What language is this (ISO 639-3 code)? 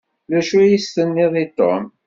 kab